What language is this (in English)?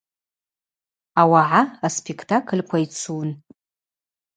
Abaza